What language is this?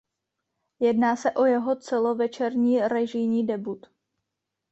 Czech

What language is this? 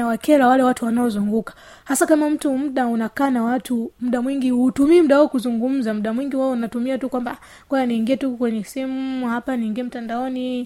Swahili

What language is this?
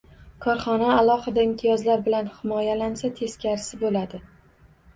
Uzbek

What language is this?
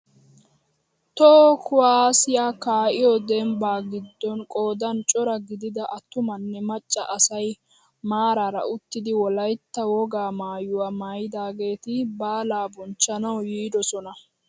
Wolaytta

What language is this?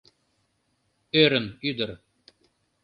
Mari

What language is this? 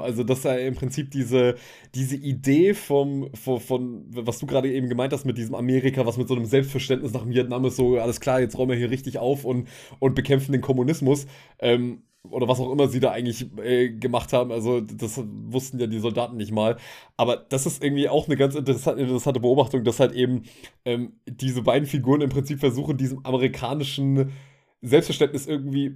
German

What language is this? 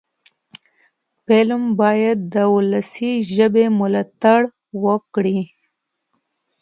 Pashto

